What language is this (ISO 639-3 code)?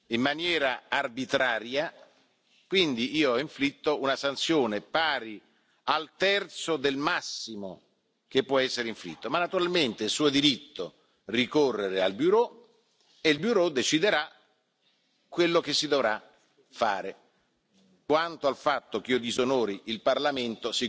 deu